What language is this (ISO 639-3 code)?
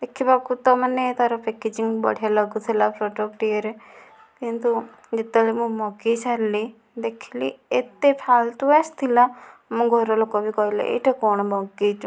ori